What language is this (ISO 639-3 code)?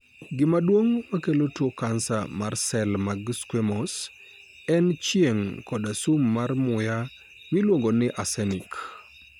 luo